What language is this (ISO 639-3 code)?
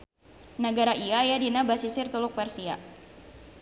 sun